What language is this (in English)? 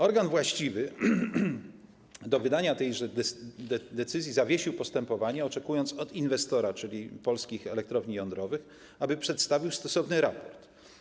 Polish